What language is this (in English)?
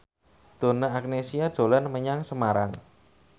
Javanese